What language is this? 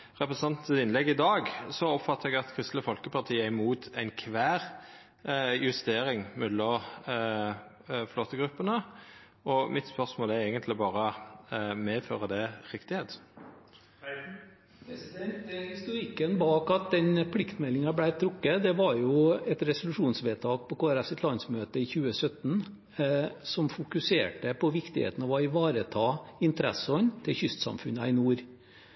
Norwegian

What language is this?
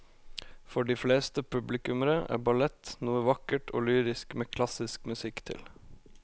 Norwegian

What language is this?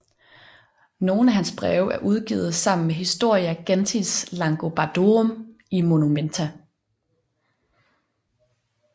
Danish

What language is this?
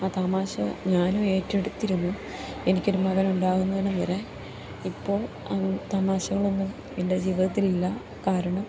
Malayalam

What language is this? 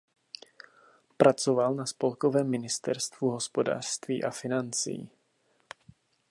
Czech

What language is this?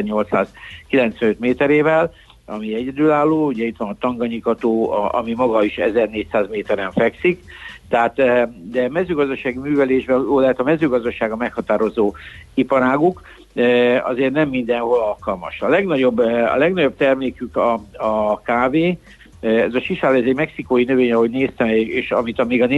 Hungarian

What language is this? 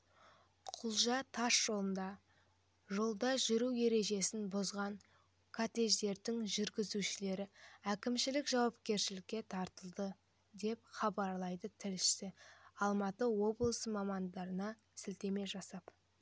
Kazakh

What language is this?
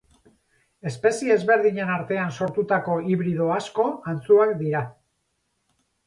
Basque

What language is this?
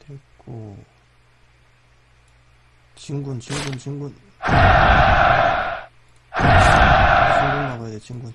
Korean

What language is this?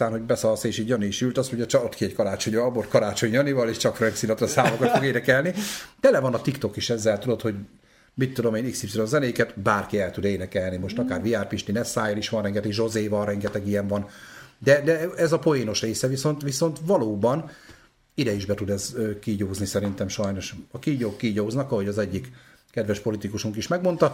Hungarian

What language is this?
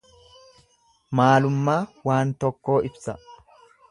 Oromo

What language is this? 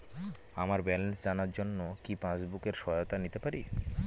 Bangla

